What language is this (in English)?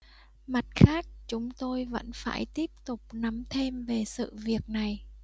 Vietnamese